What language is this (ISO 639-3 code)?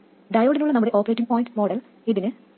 mal